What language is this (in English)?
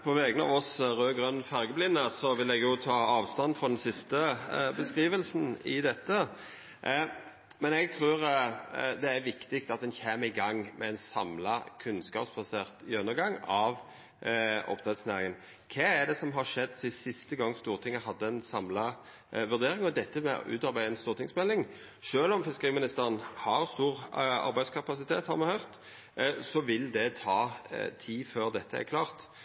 Norwegian Nynorsk